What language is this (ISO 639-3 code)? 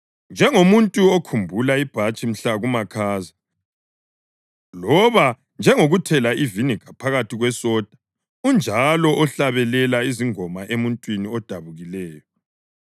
nde